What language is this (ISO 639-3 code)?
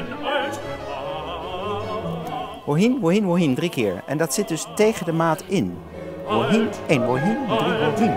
nld